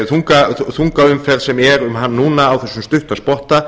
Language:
Icelandic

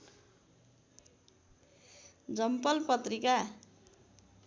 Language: Nepali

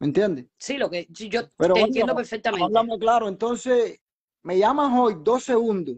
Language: Spanish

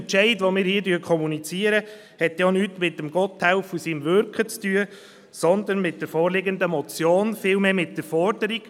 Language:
Swiss German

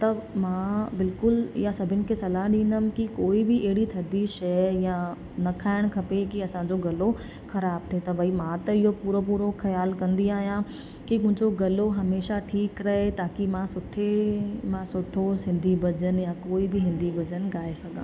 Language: Sindhi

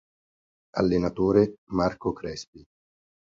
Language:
Italian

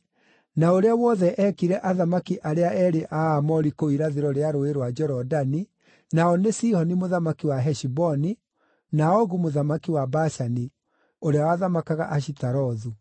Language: Kikuyu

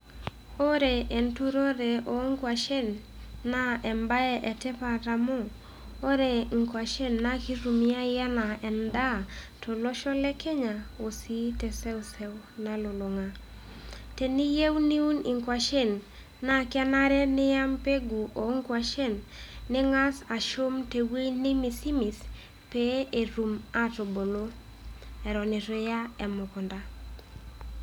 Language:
Masai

